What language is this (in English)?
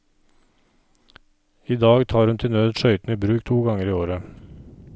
Norwegian